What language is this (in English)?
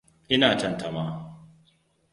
Hausa